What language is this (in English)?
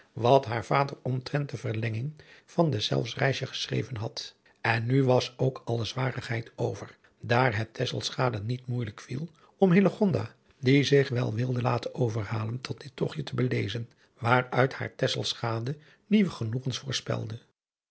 Dutch